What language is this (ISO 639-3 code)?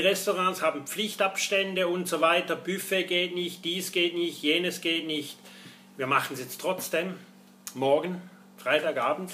deu